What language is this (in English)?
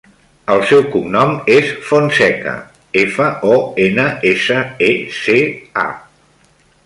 Catalan